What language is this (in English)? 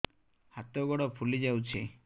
Odia